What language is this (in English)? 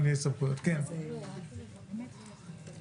Hebrew